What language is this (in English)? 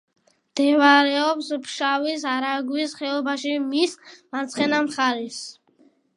Georgian